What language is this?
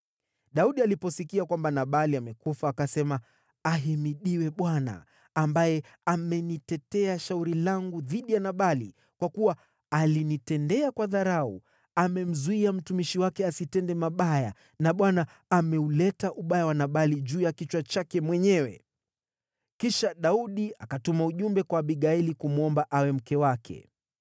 Swahili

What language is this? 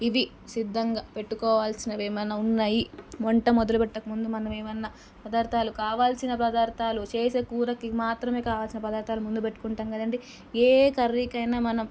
Telugu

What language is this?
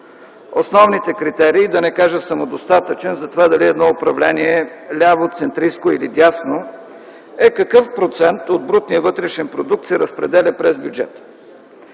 Bulgarian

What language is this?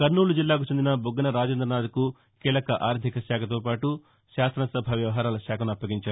Telugu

